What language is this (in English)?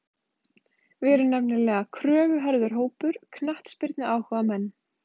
Icelandic